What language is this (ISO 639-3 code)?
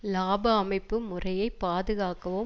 tam